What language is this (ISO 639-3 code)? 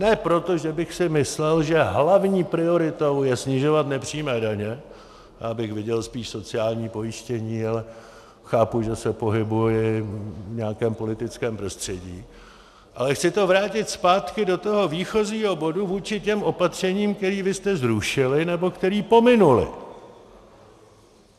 ces